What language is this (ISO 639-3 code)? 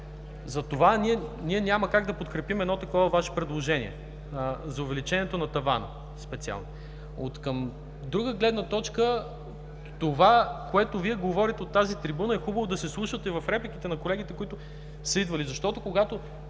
bul